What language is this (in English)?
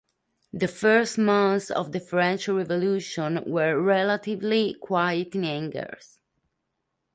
English